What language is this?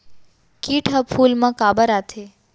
Chhattisgarhi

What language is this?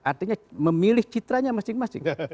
Indonesian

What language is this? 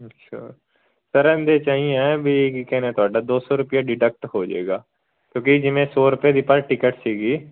Punjabi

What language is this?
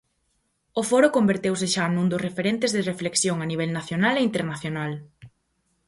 Galician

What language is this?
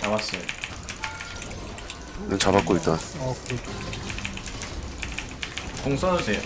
Korean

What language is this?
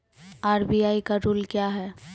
Maithili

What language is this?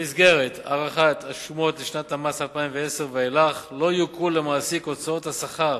Hebrew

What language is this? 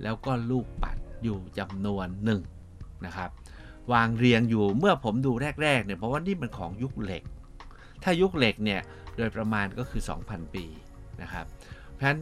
Thai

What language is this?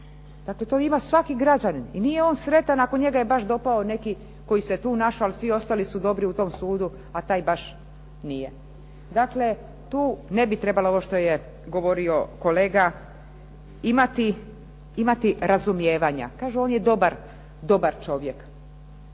Croatian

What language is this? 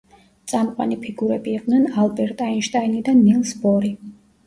Georgian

